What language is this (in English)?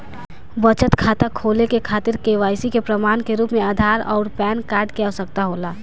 Bhojpuri